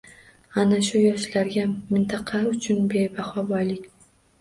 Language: Uzbek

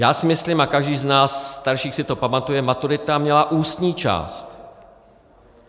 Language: Czech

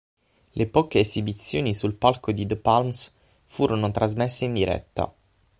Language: Italian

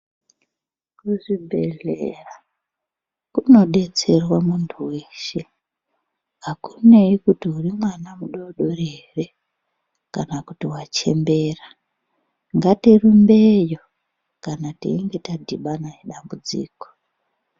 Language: Ndau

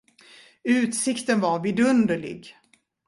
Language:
Swedish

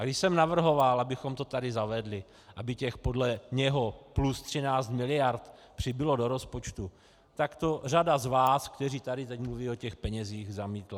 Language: Czech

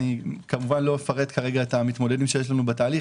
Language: Hebrew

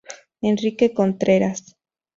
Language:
Spanish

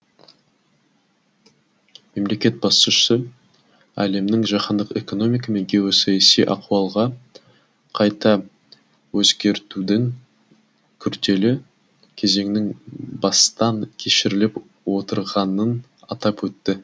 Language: Kazakh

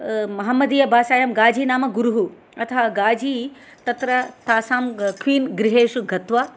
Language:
Sanskrit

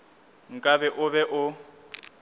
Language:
Northern Sotho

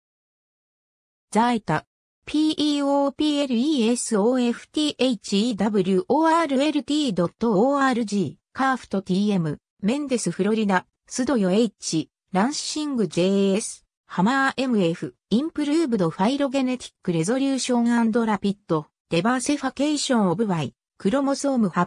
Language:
Japanese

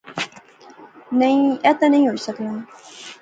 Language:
Pahari-Potwari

